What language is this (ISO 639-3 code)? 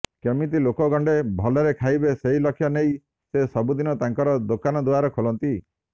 ori